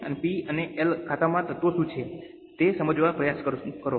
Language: Gujarati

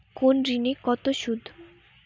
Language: Bangla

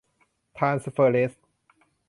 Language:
Thai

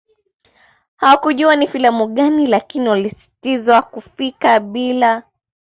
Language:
Swahili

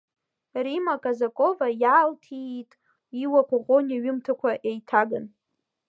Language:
Abkhazian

